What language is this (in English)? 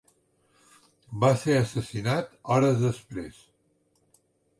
Catalan